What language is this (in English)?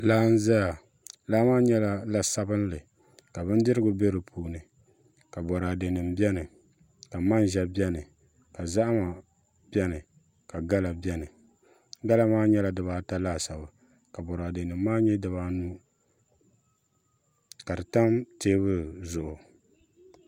Dagbani